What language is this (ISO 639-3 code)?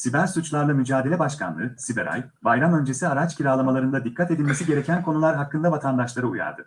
tur